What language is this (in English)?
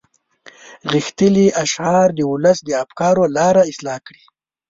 Pashto